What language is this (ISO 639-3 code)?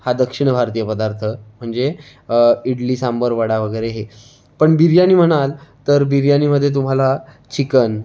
mar